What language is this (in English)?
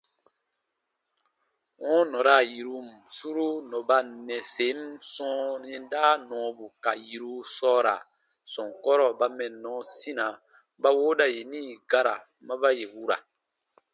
Baatonum